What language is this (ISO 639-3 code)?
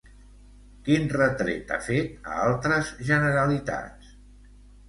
cat